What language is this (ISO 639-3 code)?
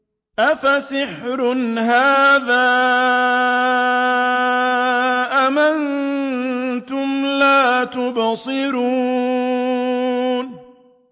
ara